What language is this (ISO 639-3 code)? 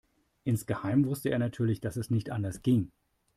deu